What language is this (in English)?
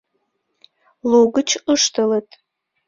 Mari